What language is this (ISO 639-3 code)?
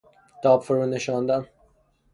fas